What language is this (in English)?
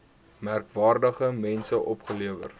Afrikaans